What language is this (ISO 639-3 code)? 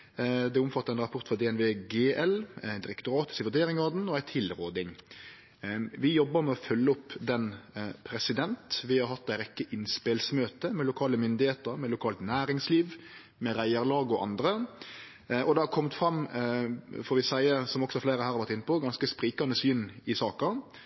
nno